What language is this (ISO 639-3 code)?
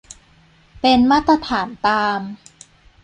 tha